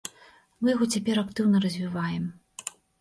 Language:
Belarusian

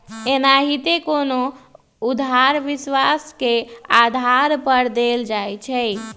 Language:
Magahi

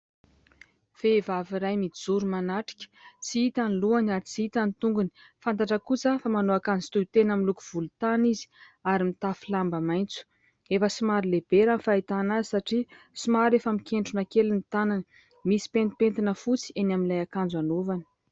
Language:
Malagasy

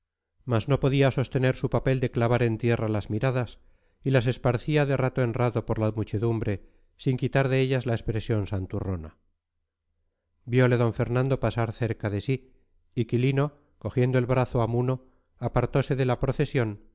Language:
Spanish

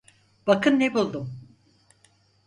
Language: Turkish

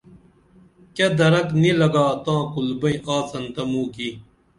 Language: Dameli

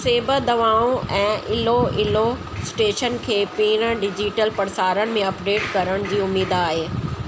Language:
Sindhi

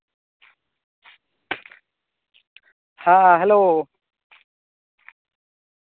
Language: Santali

